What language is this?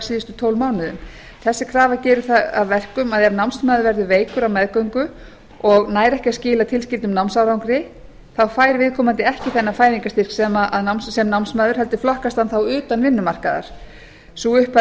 Icelandic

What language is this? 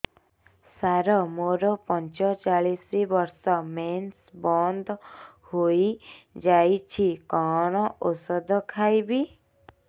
Odia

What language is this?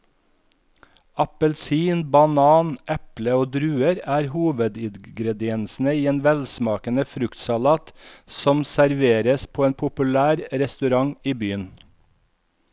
Norwegian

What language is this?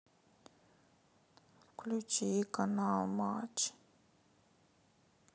Russian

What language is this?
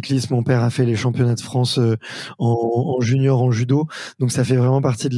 French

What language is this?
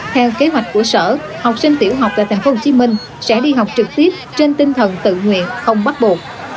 Vietnamese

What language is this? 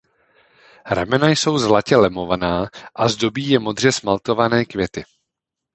Czech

